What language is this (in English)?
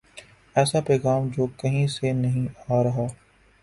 Urdu